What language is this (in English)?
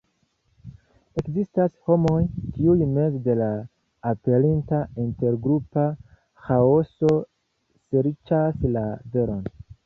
Esperanto